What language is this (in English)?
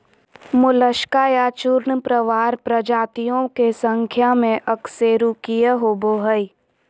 Magahi